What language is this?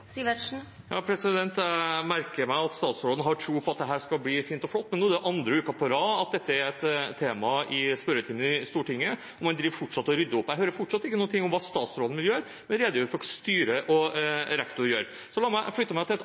Norwegian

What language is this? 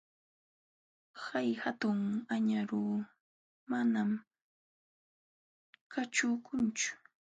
Jauja Wanca Quechua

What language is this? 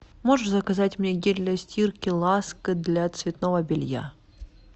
Russian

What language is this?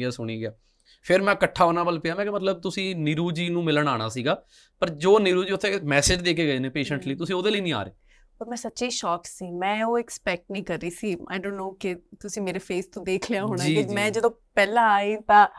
Punjabi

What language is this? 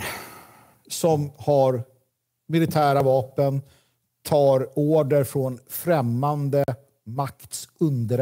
Swedish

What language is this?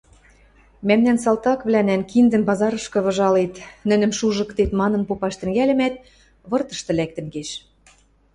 Western Mari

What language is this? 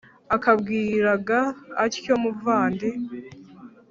Kinyarwanda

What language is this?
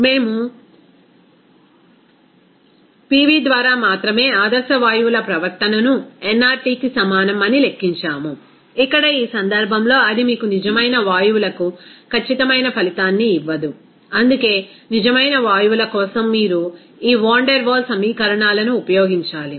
Telugu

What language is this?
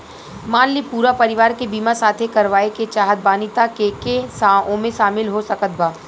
Bhojpuri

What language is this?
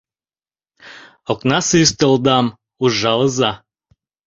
Mari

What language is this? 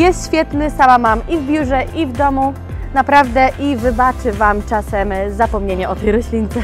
Polish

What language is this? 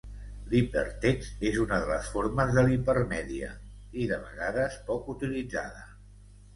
Catalan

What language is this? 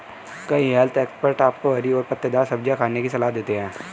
Hindi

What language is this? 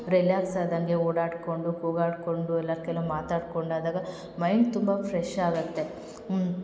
Kannada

